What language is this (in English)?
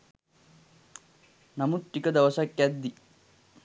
Sinhala